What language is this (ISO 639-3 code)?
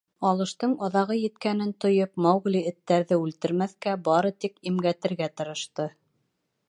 bak